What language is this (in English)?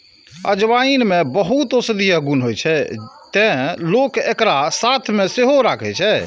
Maithili